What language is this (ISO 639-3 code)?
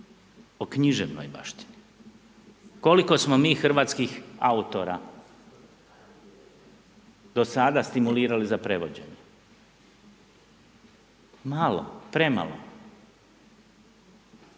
hrv